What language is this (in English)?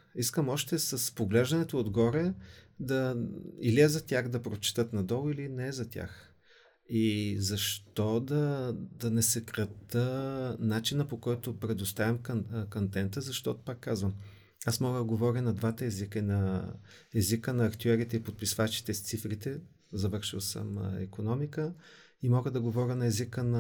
Bulgarian